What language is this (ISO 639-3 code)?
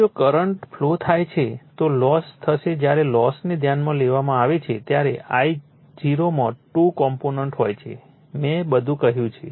guj